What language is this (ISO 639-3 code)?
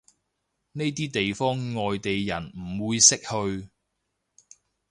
yue